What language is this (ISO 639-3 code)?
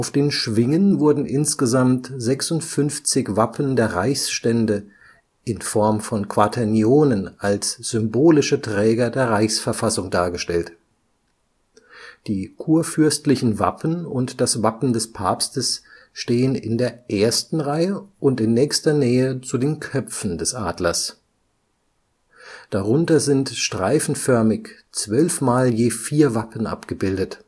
deu